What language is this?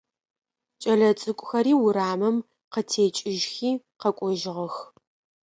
Adyghe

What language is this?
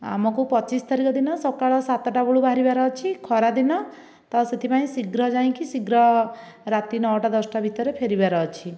Odia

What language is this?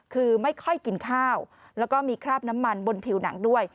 Thai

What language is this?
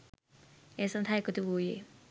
Sinhala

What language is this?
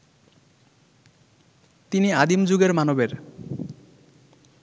Bangla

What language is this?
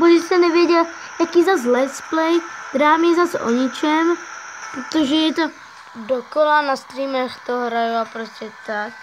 Czech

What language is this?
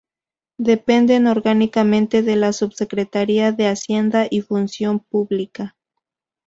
Spanish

